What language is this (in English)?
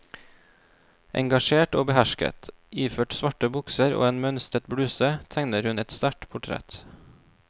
Norwegian